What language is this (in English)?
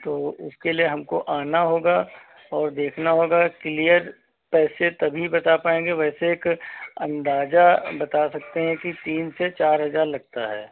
Hindi